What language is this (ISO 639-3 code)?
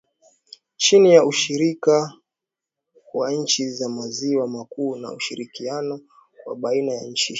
swa